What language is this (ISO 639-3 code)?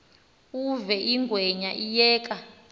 xho